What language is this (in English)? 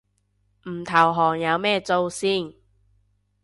Cantonese